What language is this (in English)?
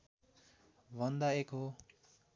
Nepali